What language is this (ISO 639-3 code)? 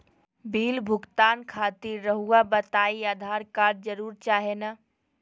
mag